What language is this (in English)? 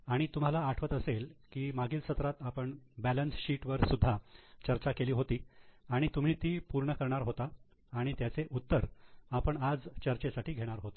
Marathi